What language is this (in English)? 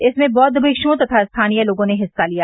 Hindi